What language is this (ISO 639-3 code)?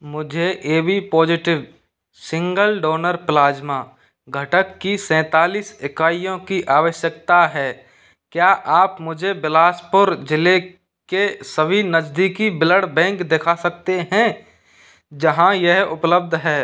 hin